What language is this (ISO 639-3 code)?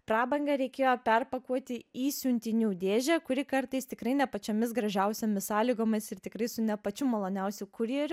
lit